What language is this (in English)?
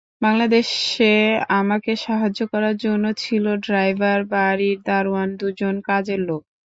Bangla